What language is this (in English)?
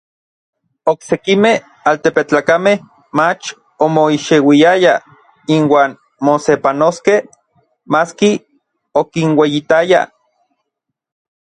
Orizaba Nahuatl